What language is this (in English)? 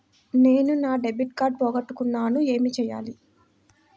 Telugu